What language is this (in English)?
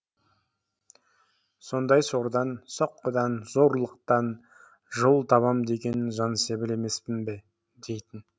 Kazakh